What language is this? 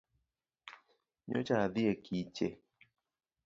Luo (Kenya and Tanzania)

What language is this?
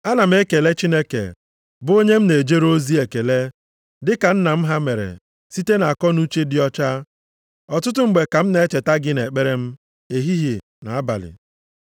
Igbo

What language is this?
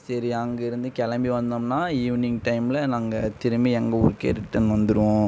Tamil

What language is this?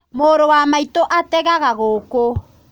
Kikuyu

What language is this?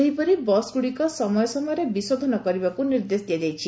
Odia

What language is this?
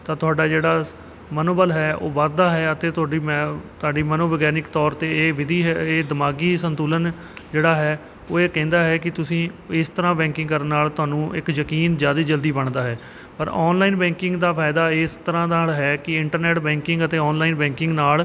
Punjabi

